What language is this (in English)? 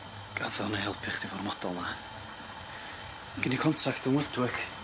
Welsh